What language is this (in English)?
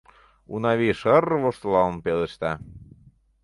Mari